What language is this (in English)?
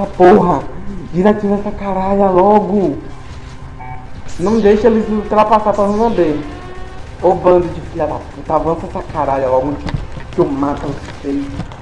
Portuguese